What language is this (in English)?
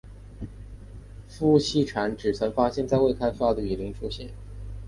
Chinese